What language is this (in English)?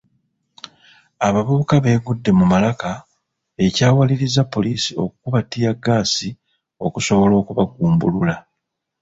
Ganda